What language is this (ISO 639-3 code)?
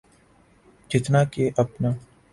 urd